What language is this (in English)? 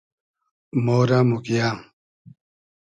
Hazaragi